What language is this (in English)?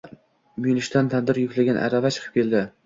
Uzbek